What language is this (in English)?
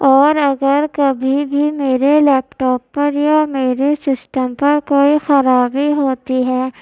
Urdu